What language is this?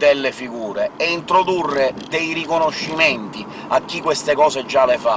Italian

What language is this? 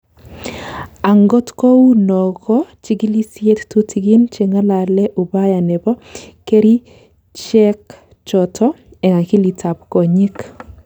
Kalenjin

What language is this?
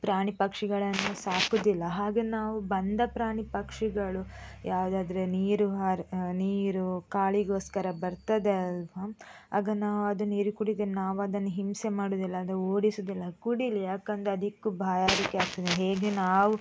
Kannada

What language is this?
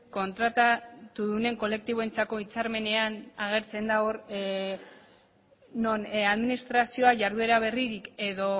Basque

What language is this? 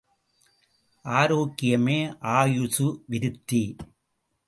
Tamil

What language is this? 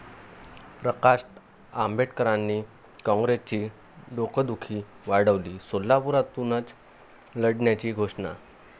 Marathi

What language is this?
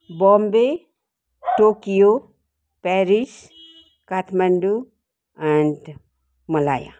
Nepali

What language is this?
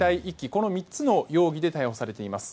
Japanese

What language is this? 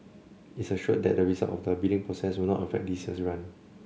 English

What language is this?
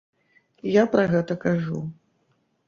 Belarusian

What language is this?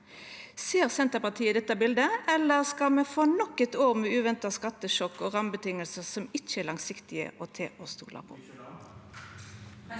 Norwegian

